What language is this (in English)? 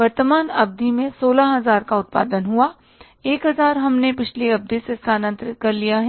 Hindi